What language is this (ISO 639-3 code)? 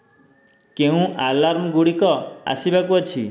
ori